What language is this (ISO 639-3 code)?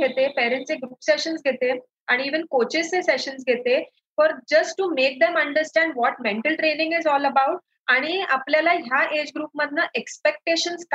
mar